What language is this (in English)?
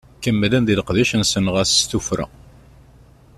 Kabyle